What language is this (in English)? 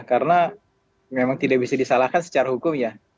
Indonesian